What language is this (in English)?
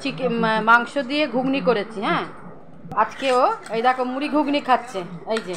Romanian